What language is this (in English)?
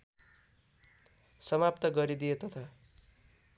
Nepali